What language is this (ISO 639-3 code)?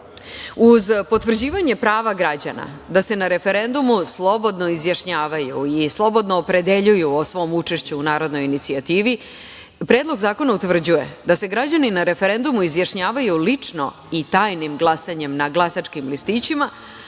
srp